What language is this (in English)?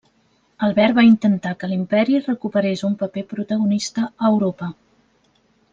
Catalan